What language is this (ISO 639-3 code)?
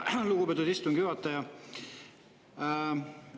est